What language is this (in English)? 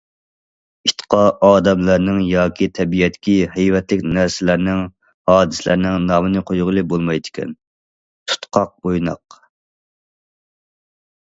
Uyghur